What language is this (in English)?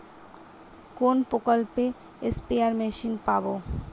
Bangla